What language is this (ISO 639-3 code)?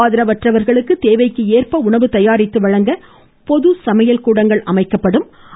tam